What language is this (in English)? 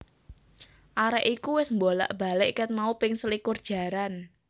Javanese